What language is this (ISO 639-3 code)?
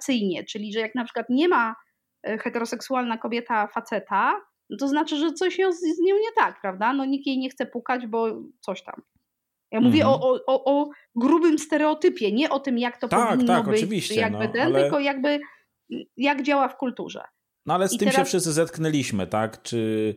pol